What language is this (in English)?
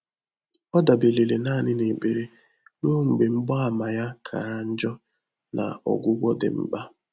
Igbo